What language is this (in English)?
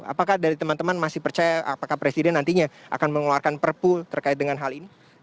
Indonesian